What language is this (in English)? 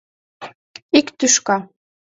Mari